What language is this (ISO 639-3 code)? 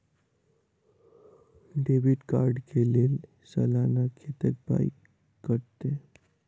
mai